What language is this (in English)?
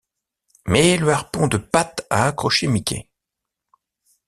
French